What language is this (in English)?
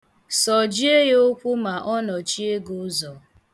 Igbo